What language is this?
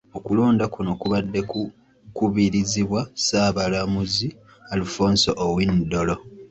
Ganda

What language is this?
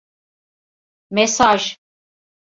Turkish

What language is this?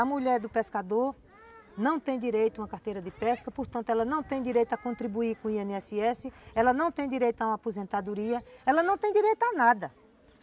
Portuguese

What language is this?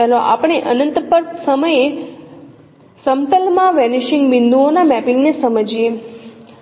Gujarati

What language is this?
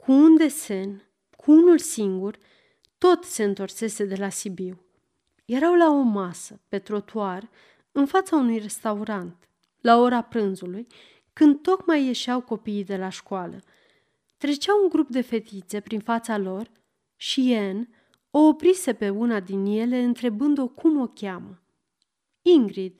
Romanian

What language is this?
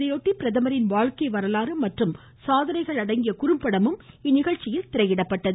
Tamil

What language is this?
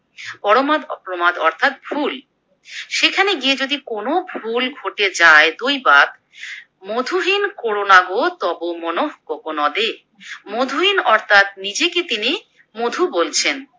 Bangla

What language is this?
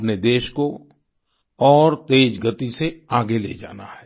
Hindi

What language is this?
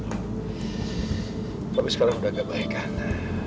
Indonesian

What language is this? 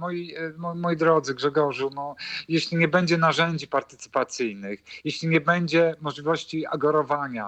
Polish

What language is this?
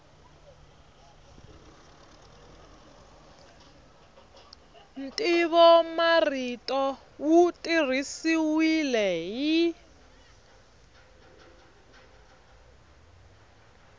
Tsonga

